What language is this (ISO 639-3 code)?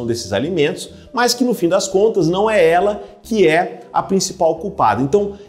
por